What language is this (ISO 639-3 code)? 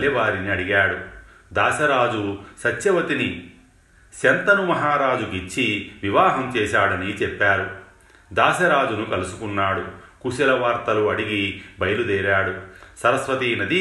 tel